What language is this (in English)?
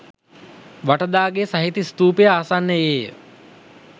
Sinhala